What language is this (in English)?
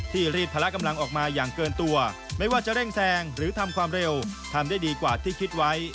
Thai